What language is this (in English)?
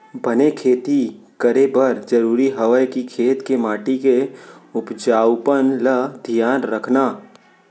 Chhattisgarhi